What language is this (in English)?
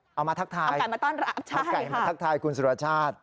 Thai